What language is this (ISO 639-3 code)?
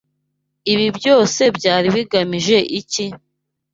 kin